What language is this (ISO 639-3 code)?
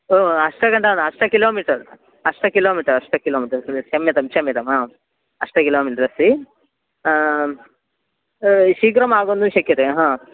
san